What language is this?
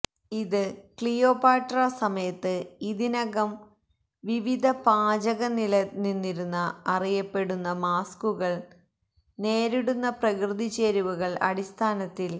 Malayalam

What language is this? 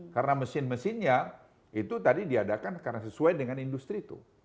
Indonesian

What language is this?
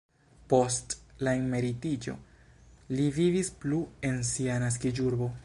Esperanto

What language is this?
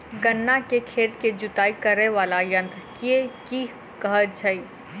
Maithili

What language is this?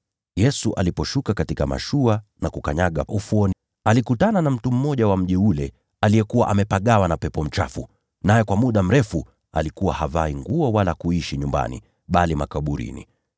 Swahili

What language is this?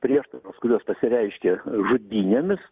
Lithuanian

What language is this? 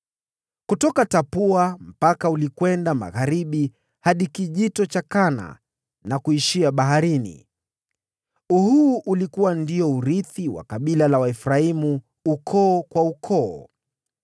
Swahili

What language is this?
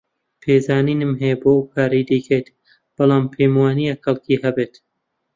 Central Kurdish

